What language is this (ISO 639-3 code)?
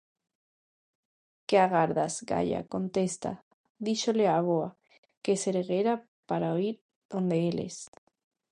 glg